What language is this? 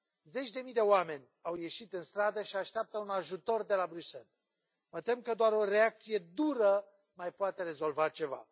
Romanian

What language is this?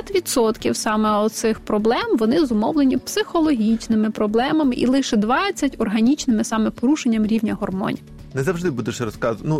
Ukrainian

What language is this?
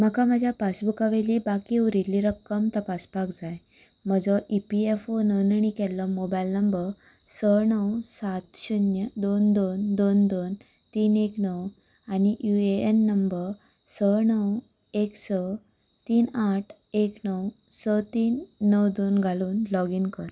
Konkani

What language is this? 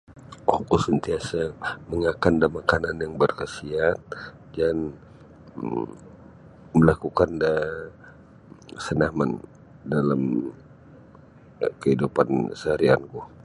Sabah Bisaya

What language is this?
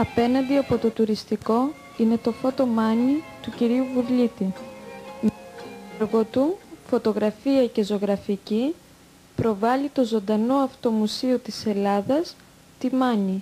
Greek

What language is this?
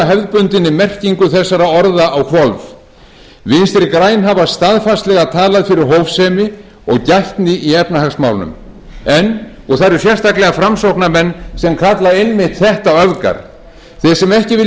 Icelandic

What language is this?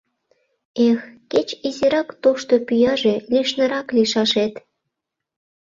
Mari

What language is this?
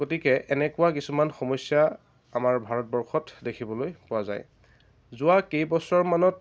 Assamese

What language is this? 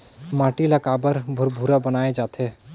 Chhattisgarhi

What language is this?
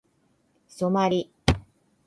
Japanese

